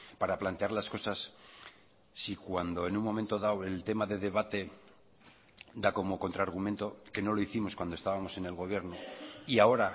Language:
Spanish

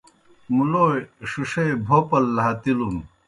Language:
Kohistani Shina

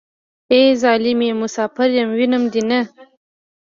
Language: Pashto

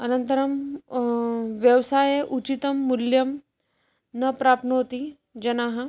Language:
Sanskrit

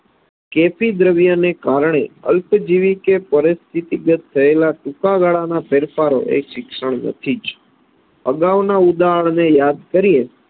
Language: Gujarati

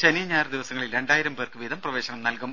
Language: Malayalam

